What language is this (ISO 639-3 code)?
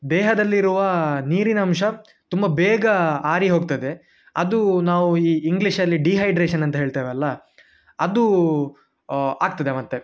kan